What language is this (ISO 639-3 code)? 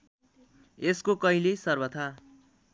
nep